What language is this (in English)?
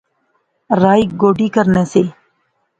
Pahari-Potwari